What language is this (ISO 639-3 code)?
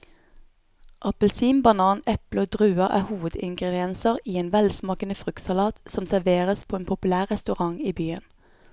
nor